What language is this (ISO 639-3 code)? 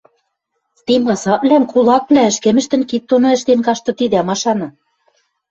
mrj